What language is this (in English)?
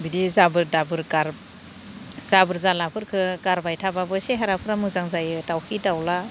Bodo